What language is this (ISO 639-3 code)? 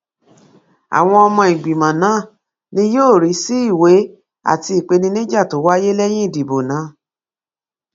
yor